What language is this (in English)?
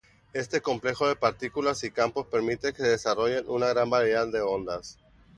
Spanish